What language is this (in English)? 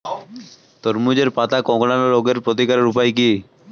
Bangla